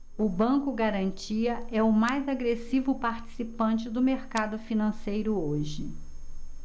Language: Portuguese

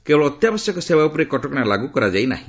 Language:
Odia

